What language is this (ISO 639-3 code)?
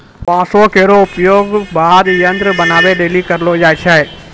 mai